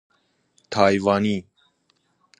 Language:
Persian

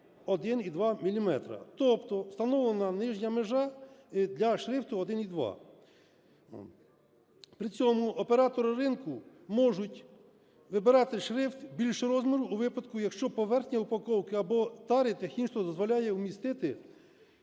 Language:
Ukrainian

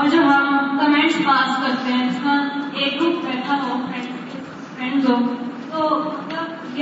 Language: Urdu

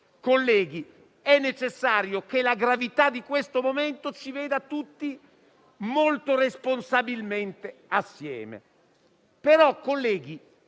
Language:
Italian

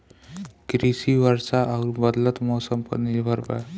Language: Bhojpuri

